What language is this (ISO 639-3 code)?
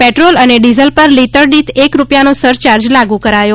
guj